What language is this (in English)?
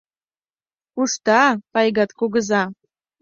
Mari